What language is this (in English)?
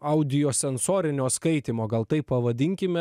Lithuanian